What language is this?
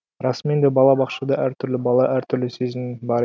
Kazakh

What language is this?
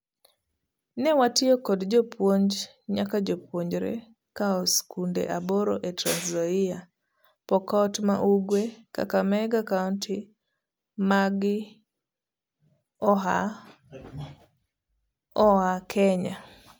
Luo (Kenya and Tanzania)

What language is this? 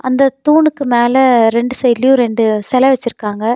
Tamil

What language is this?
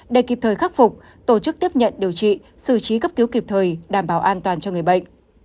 Vietnamese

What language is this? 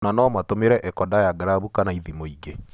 Kikuyu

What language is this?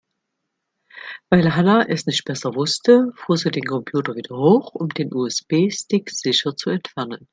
German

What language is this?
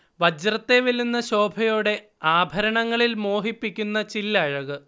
Malayalam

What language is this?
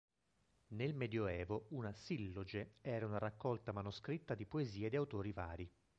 Italian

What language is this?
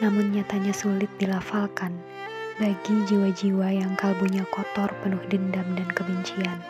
Indonesian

